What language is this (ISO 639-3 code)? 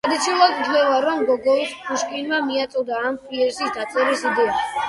kat